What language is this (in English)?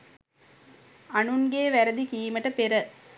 Sinhala